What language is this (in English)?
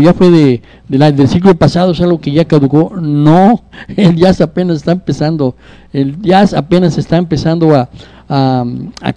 Spanish